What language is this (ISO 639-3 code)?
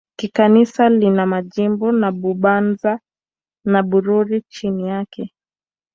swa